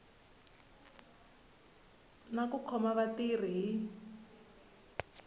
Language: Tsonga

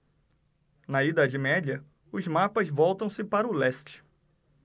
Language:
Portuguese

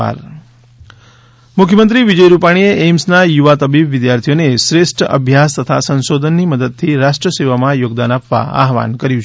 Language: Gujarati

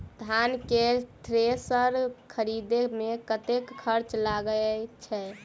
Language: Maithili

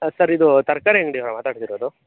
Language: Kannada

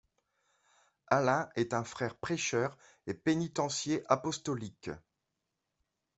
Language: French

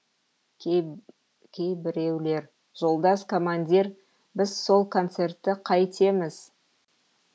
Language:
Kazakh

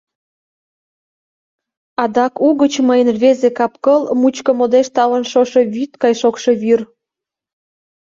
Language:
Mari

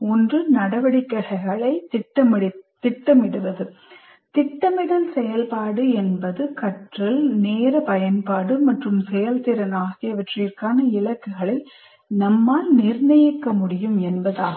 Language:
Tamil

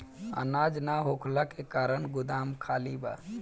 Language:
Bhojpuri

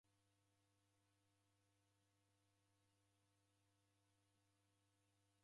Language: Taita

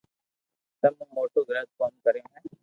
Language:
Loarki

